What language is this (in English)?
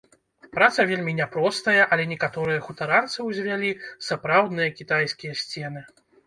Belarusian